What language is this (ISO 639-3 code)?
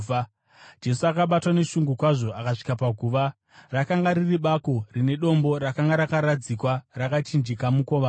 sna